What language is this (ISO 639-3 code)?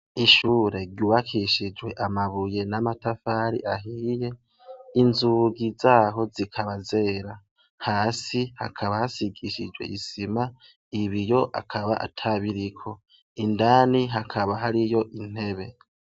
run